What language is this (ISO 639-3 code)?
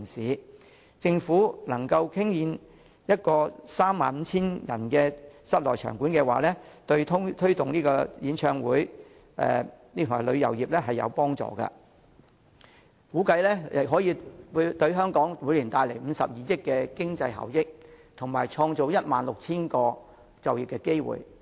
yue